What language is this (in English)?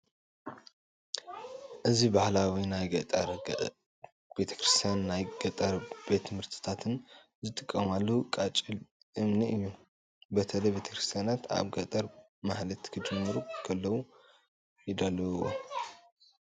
Tigrinya